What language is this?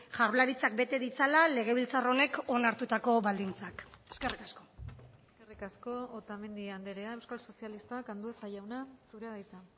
Basque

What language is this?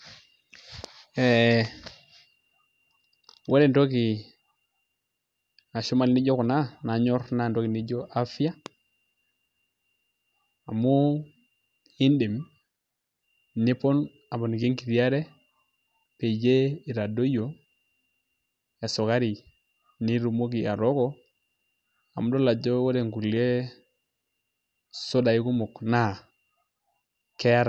Masai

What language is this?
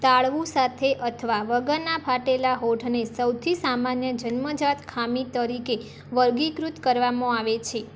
Gujarati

